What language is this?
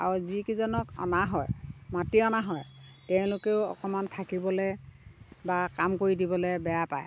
Assamese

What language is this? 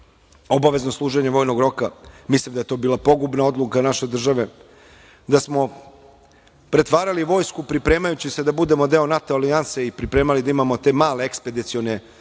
Serbian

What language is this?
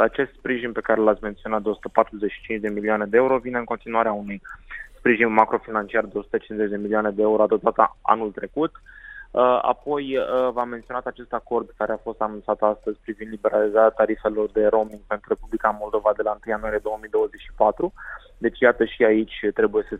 Romanian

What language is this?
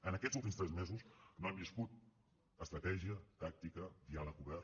Catalan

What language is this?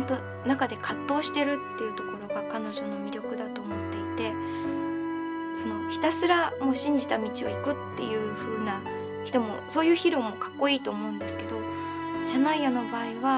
Japanese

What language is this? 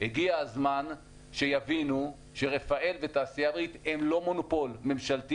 Hebrew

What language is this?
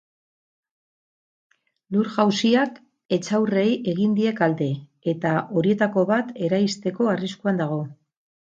Basque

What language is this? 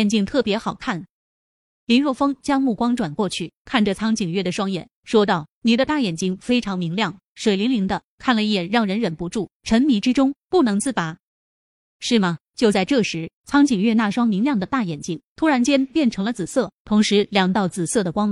Chinese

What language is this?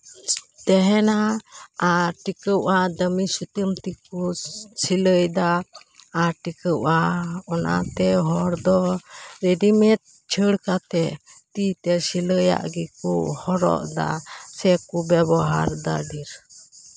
Santali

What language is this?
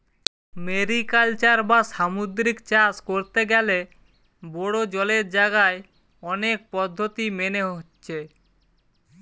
Bangla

